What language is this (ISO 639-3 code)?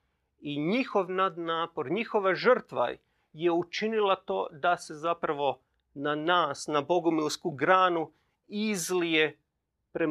hrv